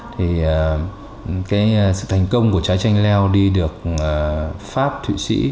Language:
Vietnamese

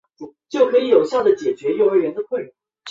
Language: Chinese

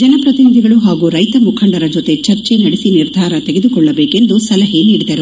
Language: Kannada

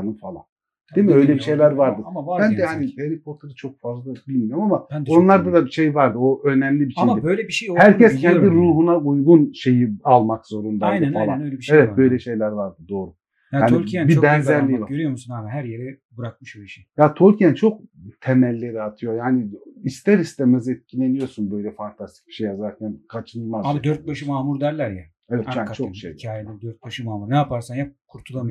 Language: Turkish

